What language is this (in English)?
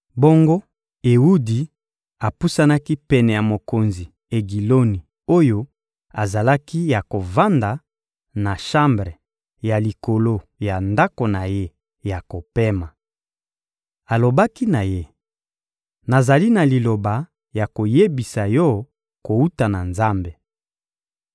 Lingala